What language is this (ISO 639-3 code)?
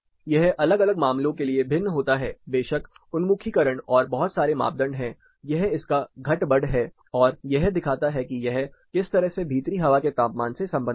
hin